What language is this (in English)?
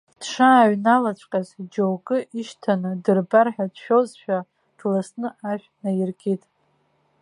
Abkhazian